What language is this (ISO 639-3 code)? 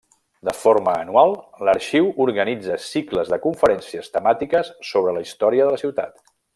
cat